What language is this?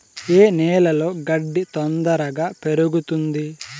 Telugu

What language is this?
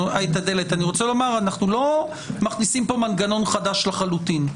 Hebrew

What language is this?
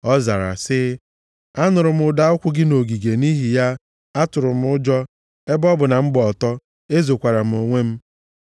Igbo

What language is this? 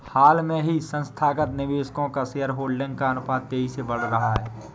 Hindi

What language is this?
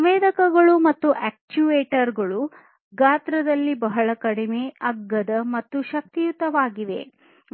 Kannada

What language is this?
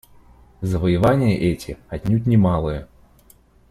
Russian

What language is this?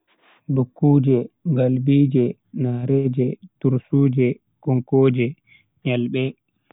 Bagirmi Fulfulde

